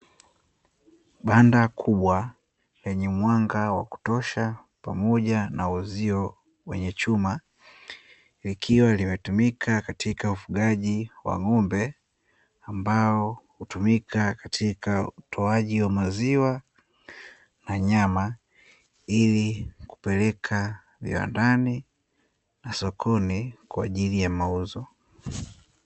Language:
Swahili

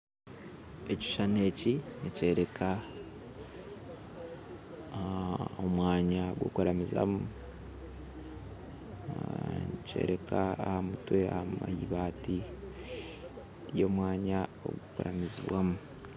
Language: Nyankole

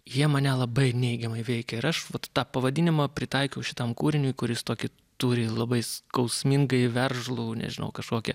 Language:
Lithuanian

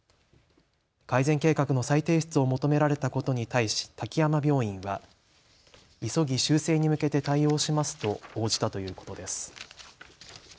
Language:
Japanese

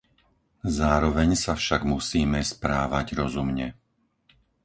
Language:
Slovak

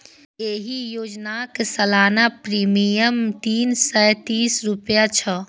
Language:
Maithili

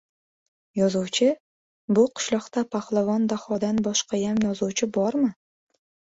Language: Uzbek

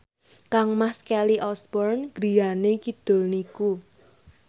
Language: Javanese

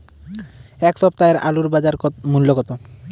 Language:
Bangla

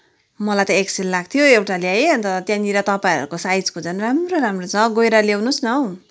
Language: Nepali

